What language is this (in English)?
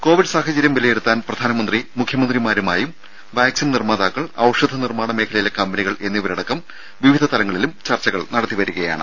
Malayalam